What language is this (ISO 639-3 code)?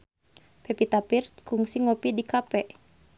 sun